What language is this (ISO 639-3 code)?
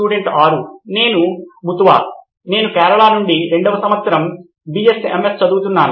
tel